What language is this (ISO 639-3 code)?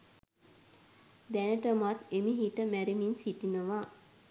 sin